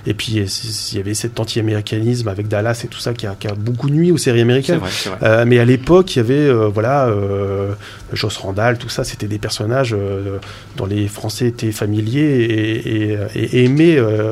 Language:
French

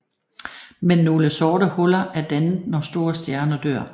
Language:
Danish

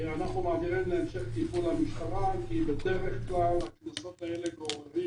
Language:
Hebrew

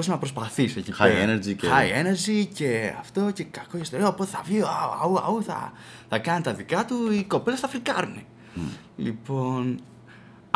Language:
Greek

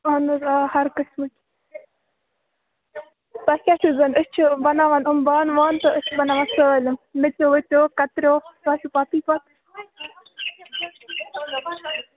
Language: Kashmiri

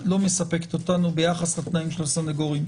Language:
Hebrew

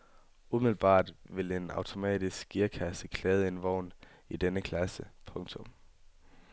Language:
Danish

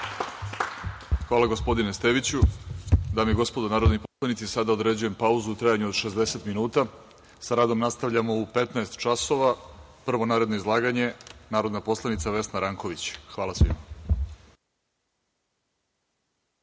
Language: Serbian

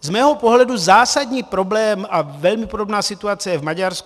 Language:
Czech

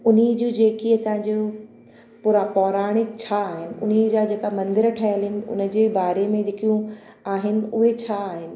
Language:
Sindhi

